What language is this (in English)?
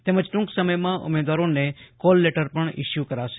Gujarati